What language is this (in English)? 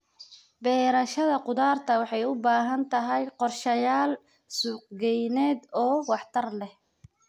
Somali